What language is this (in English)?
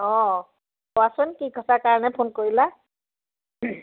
Assamese